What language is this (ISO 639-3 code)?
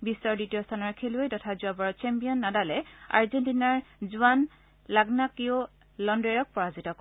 asm